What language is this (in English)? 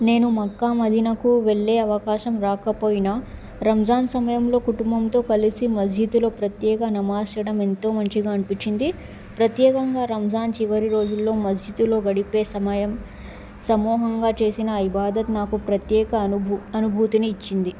Telugu